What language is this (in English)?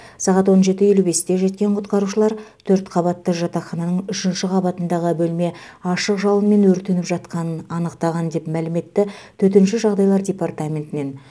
Kazakh